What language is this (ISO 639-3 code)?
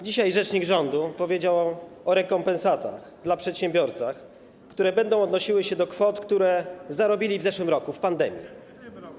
pol